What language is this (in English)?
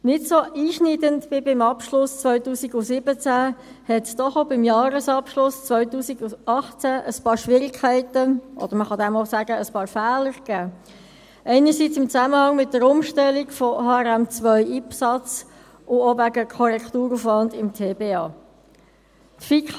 Swiss German